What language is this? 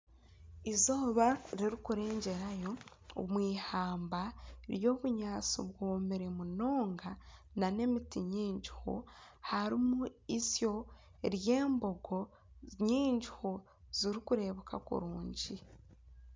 Nyankole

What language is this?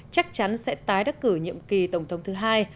Vietnamese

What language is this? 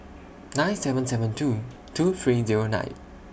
English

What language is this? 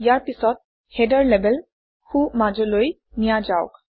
Assamese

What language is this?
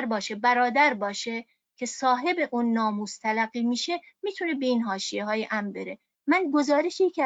Persian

